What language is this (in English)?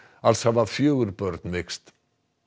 Icelandic